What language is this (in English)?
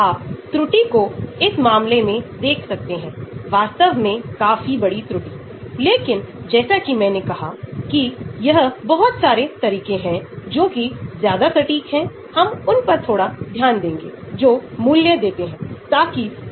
Hindi